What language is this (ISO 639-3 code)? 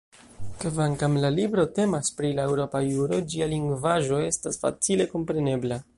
epo